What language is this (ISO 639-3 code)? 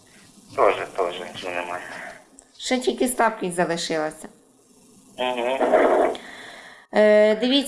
ukr